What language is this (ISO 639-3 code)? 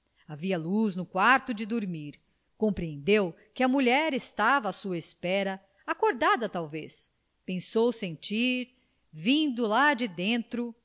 por